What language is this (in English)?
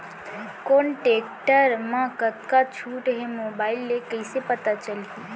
Chhattisgarhi